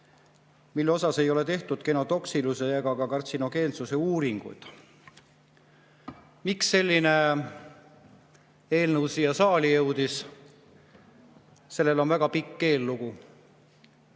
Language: Estonian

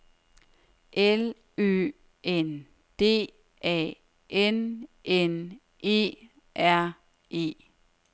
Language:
Danish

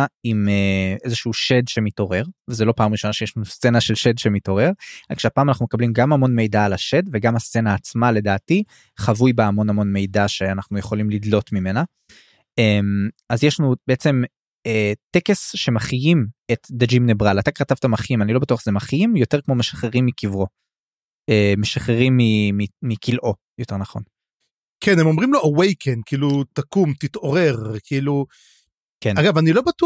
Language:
Hebrew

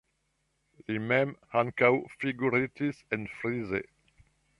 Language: Esperanto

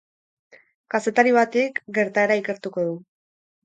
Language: Basque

